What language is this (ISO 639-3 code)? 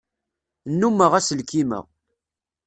kab